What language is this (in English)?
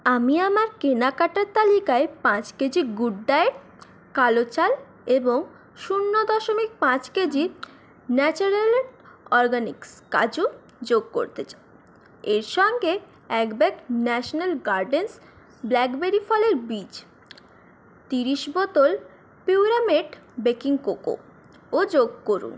Bangla